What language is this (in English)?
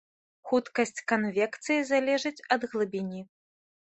Belarusian